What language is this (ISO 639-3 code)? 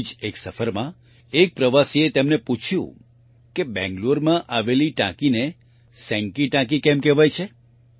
guj